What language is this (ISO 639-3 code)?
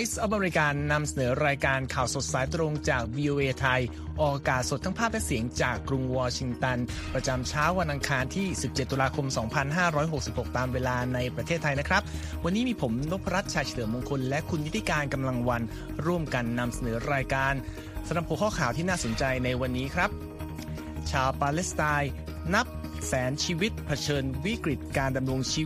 tha